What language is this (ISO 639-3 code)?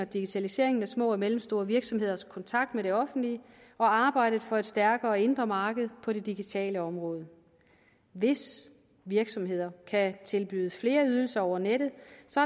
dan